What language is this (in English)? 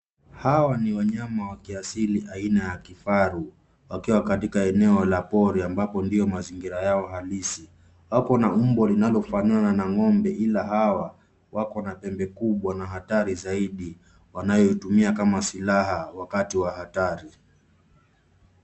Swahili